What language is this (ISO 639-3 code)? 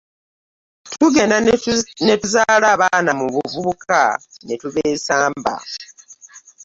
lug